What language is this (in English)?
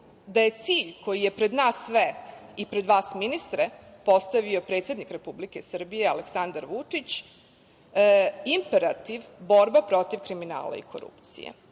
Serbian